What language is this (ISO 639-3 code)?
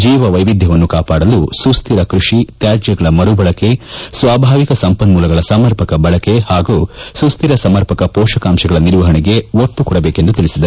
kan